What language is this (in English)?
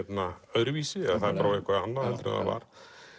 Icelandic